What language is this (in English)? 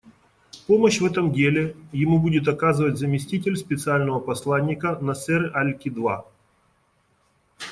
Russian